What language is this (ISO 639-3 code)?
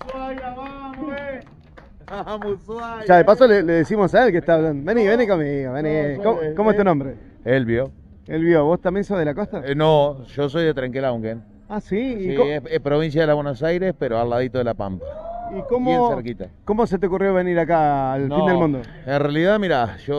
spa